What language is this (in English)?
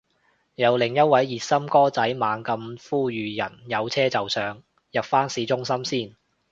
Cantonese